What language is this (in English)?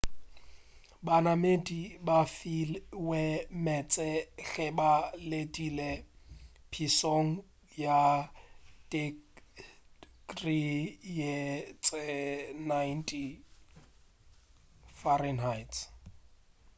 Northern Sotho